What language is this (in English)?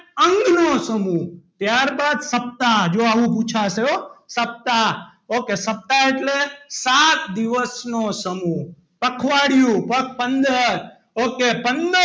Gujarati